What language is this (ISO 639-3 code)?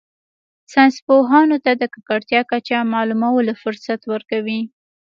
pus